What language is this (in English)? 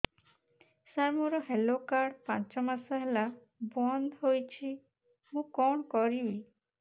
Odia